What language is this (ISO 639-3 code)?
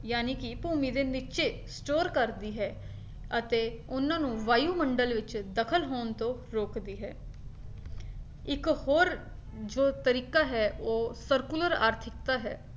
pan